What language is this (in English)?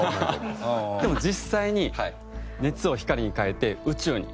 Japanese